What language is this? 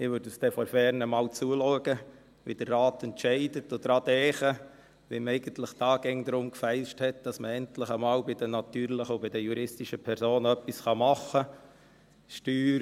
Swiss German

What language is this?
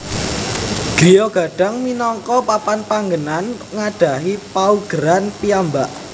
Javanese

